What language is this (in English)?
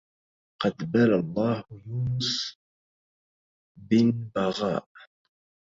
Arabic